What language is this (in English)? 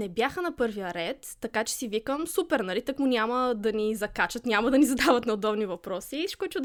Bulgarian